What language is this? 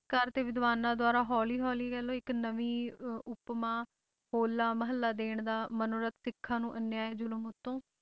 Punjabi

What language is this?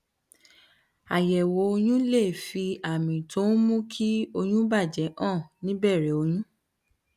Yoruba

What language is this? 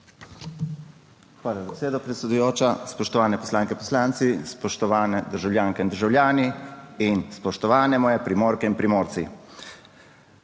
Slovenian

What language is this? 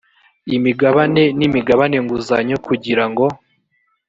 Kinyarwanda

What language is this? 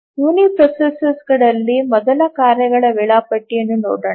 Kannada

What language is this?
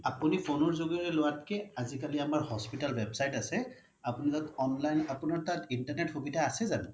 Assamese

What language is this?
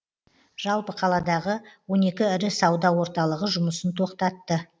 Kazakh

